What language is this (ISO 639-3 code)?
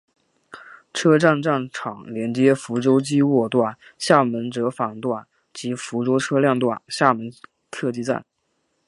zho